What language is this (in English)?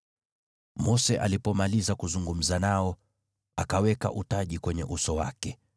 Swahili